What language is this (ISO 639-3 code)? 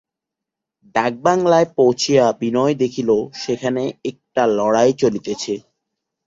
ben